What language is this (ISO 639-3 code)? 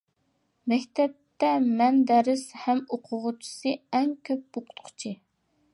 uig